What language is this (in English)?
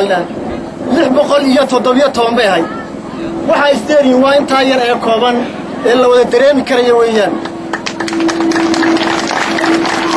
Arabic